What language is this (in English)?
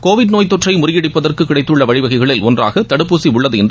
Tamil